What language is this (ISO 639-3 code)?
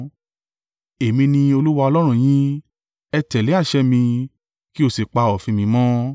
yor